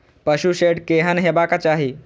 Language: Maithili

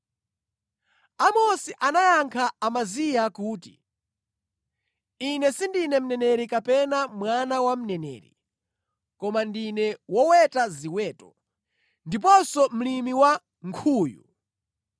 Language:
Nyanja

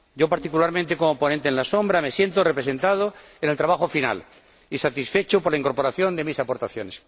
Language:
Spanish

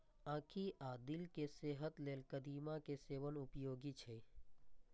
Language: Maithili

